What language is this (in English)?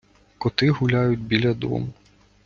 Ukrainian